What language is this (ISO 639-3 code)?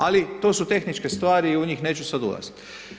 hrv